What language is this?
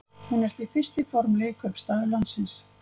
Icelandic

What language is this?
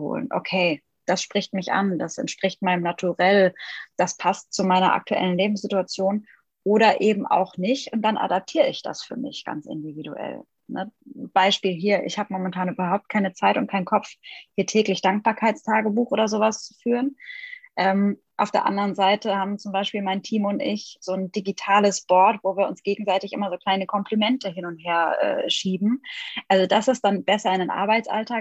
German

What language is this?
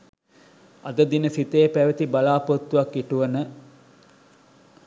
Sinhala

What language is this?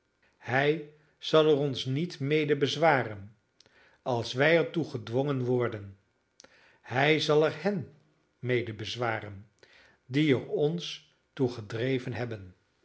Dutch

